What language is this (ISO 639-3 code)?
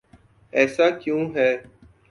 urd